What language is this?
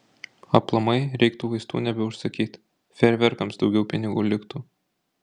Lithuanian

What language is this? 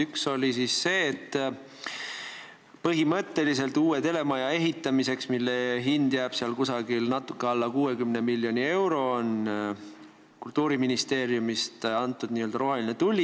Estonian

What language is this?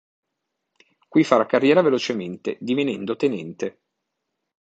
Italian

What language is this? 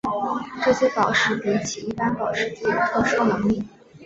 Chinese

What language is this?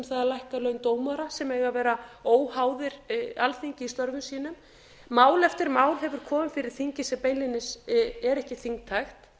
Icelandic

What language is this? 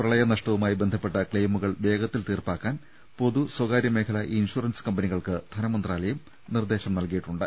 Malayalam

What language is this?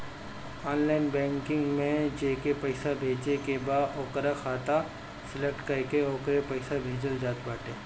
Bhojpuri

